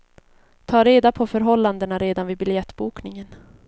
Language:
Swedish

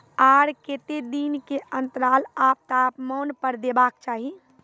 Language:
Maithili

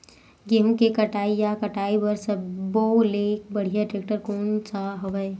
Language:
Chhattisgarhi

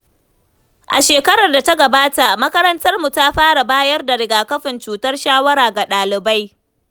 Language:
Hausa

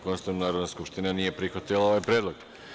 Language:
Serbian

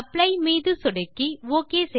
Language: Tamil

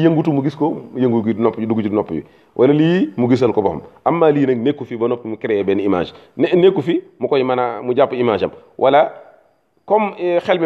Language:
Arabic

